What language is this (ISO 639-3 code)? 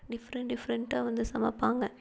tam